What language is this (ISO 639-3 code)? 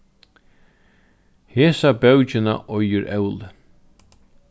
fao